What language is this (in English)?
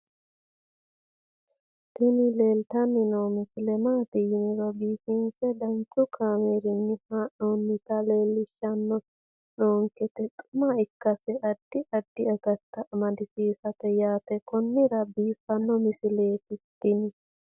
Sidamo